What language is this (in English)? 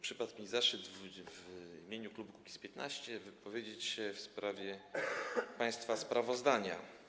Polish